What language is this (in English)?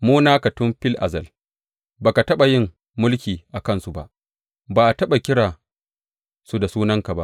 Hausa